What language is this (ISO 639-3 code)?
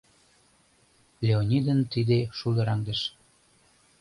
chm